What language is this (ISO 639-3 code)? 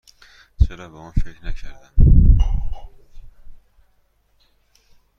fas